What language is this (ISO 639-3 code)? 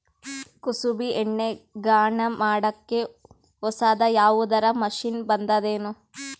kan